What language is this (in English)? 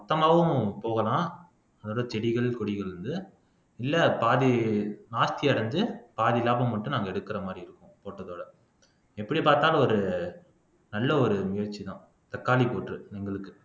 Tamil